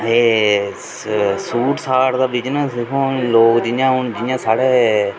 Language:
Dogri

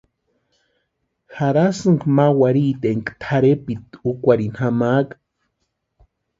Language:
Western Highland Purepecha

